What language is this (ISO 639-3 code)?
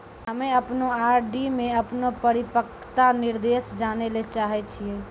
mai